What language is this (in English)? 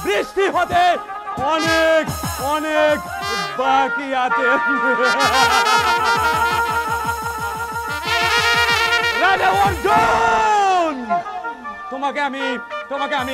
Bangla